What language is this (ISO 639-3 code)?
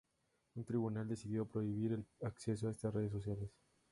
spa